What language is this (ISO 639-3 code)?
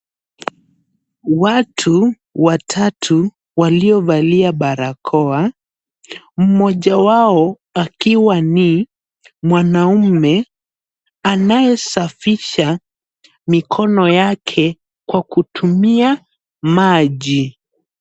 swa